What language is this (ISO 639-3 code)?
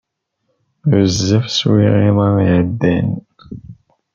kab